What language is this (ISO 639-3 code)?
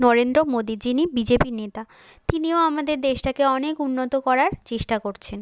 ben